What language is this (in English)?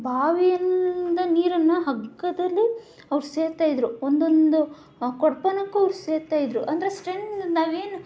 Kannada